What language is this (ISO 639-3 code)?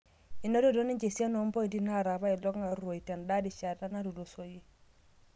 mas